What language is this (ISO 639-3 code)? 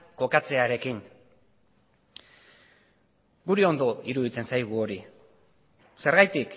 eus